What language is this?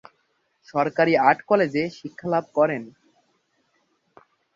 Bangla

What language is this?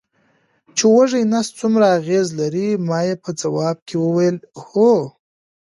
Pashto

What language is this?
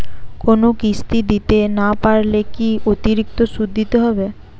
Bangla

